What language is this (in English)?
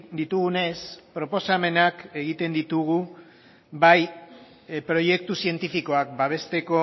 Basque